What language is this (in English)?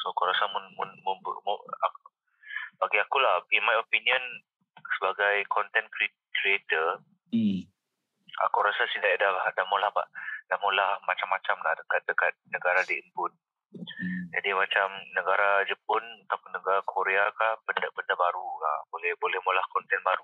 Malay